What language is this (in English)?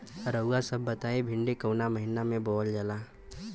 Bhojpuri